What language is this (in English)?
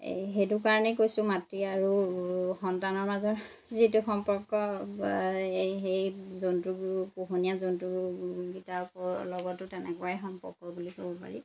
Assamese